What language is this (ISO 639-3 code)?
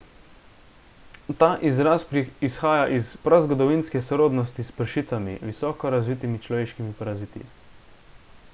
slv